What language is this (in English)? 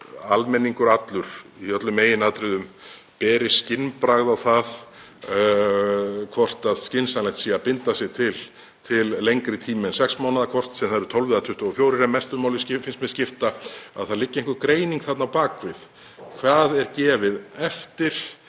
Icelandic